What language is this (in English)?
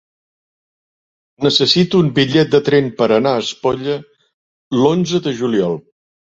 Catalan